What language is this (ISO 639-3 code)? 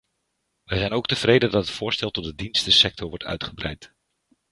nld